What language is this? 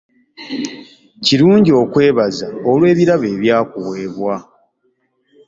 Ganda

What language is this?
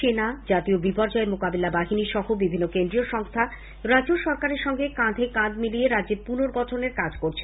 Bangla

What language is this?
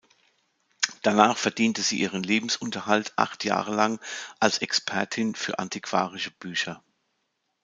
German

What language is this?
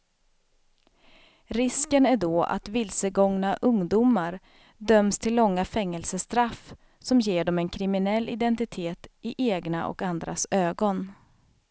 Swedish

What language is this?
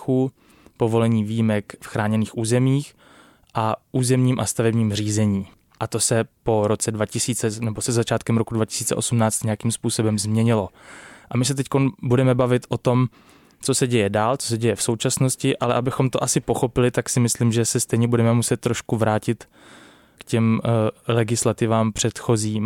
Czech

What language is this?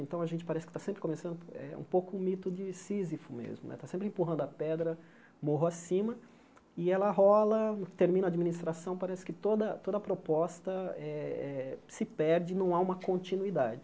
Portuguese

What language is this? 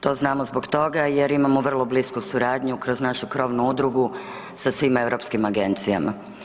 Croatian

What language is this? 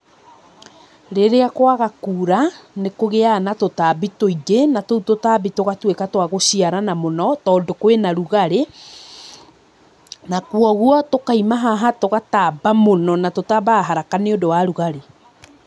Kikuyu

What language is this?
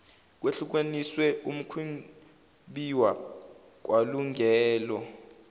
Zulu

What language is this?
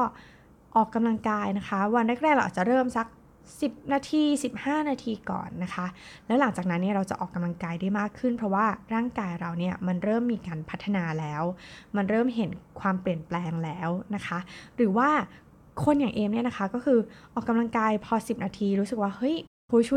Thai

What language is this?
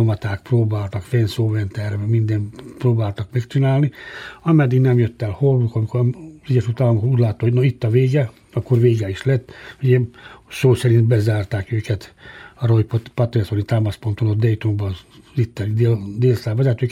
Hungarian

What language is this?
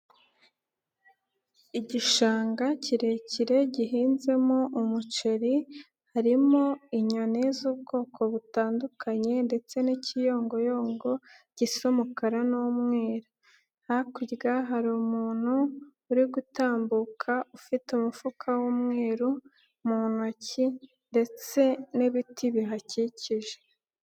Kinyarwanda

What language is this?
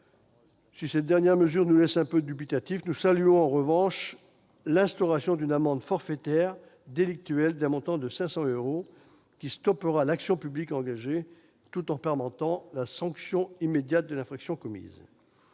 French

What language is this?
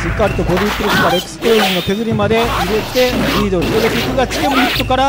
Japanese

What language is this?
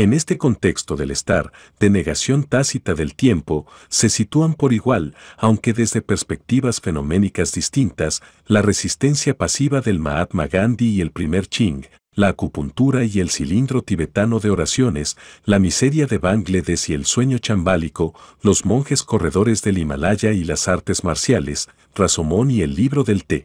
Spanish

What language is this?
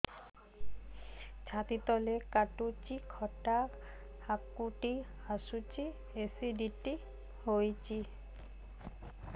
Odia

